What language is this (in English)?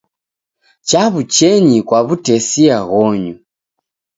Taita